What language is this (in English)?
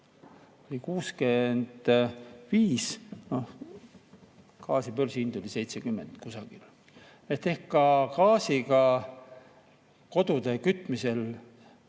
Estonian